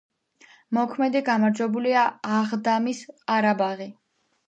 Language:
Georgian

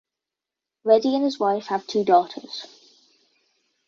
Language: English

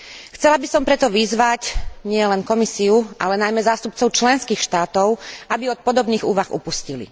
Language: Slovak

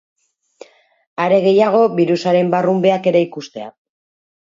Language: Basque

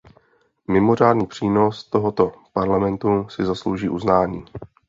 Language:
Czech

